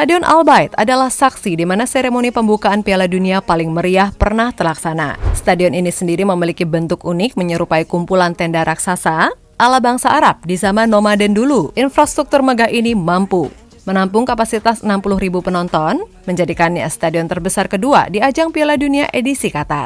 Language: Indonesian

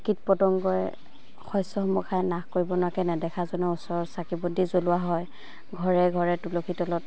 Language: Assamese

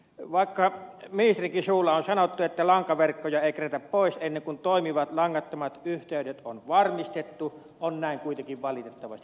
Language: Finnish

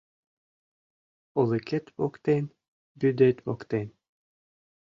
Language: Mari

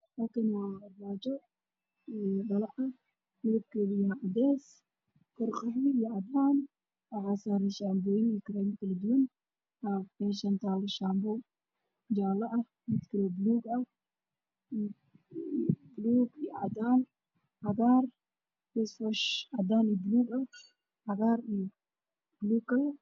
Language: Somali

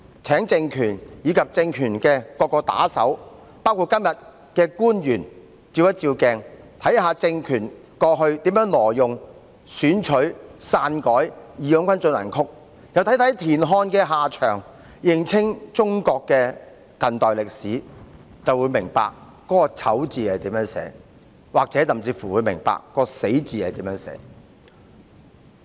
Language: Cantonese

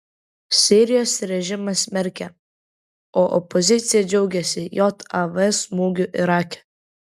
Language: Lithuanian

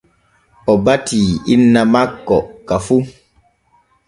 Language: Borgu Fulfulde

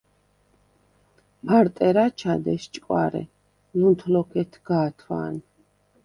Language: Svan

